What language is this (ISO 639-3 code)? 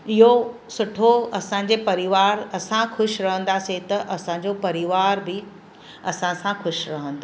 snd